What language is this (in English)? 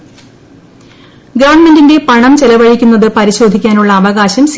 Malayalam